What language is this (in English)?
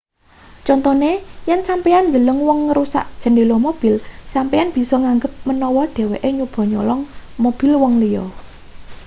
Javanese